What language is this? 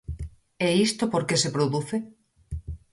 Galician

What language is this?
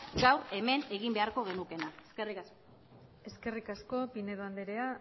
Basque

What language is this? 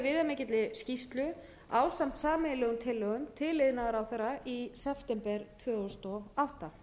Icelandic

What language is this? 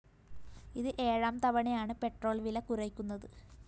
Malayalam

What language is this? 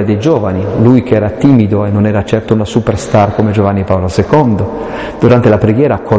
Italian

